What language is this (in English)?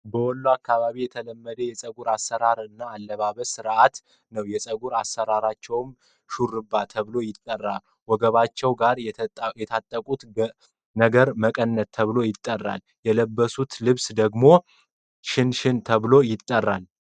Amharic